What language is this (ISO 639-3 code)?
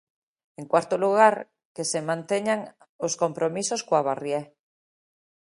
glg